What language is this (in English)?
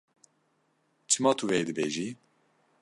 Kurdish